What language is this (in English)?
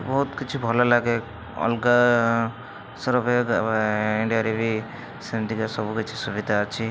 Odia